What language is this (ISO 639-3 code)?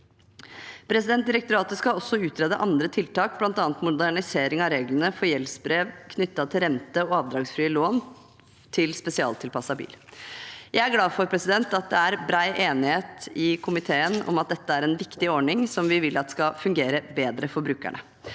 nor